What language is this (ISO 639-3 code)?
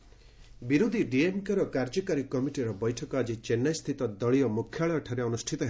ori